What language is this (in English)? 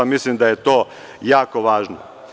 Serbian